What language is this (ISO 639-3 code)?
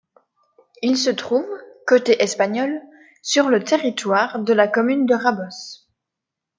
fra